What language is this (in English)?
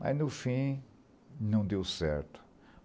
Portuguese